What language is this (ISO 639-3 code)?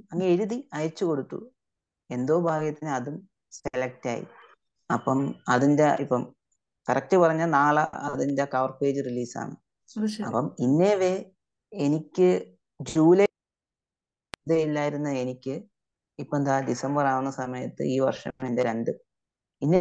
mal